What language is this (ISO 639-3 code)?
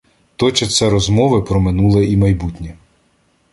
ukr